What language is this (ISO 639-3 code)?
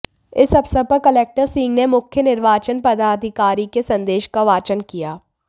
hin